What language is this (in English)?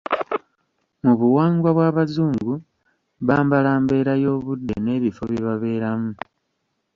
Ganda